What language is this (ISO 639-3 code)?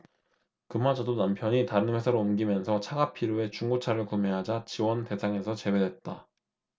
kor